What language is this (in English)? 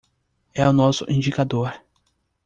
Portuguese